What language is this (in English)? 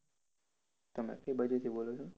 Gujarati